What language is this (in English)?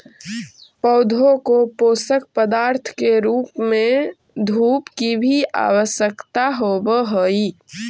Magahi